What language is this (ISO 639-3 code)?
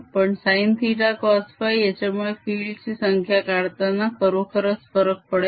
mar